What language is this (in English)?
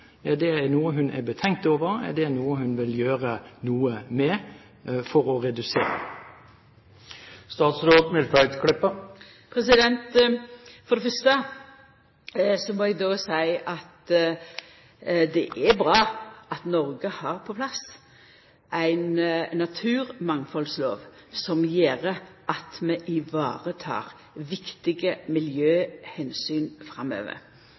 Norwegian